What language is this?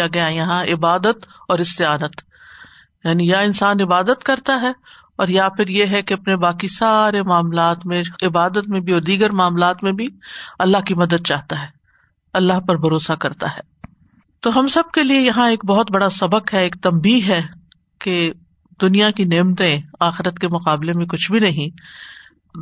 Urdu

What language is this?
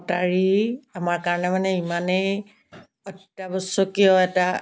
Assamese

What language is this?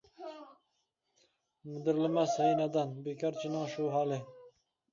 Uyghur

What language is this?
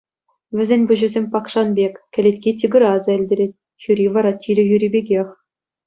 Chuvash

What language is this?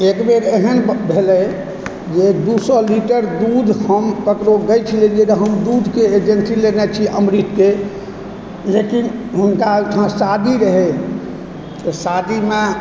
Maithili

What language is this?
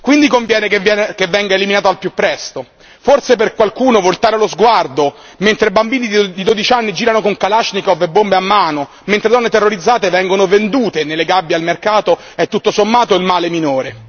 Italian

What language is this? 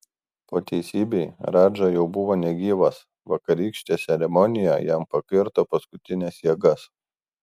Lithuanian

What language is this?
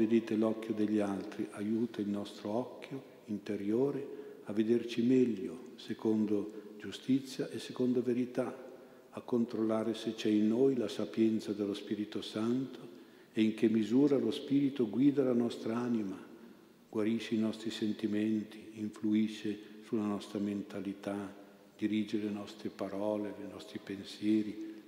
Italian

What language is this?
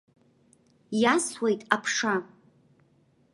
Abkhazian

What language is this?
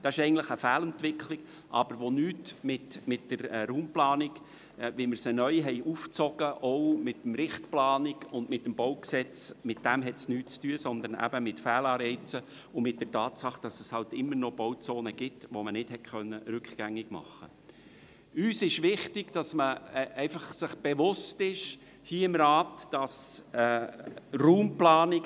Swiss German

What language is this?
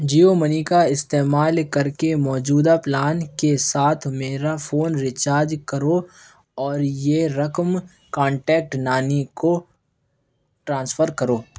Urdu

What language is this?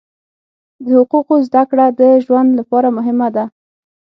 Pashto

